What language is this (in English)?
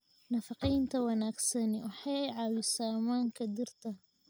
Somali